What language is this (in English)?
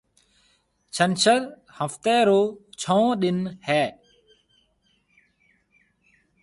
Marwari (Pakistan)